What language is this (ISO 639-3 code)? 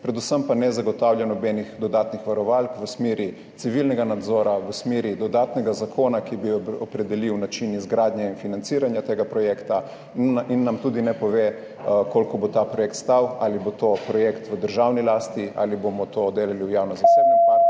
slv